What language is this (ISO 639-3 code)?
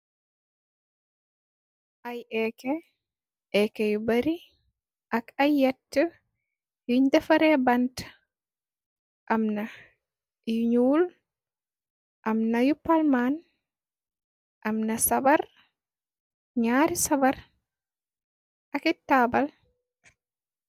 wol